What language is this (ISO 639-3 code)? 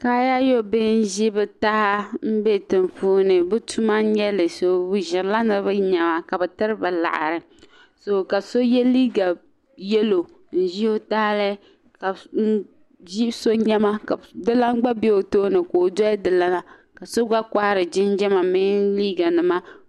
dag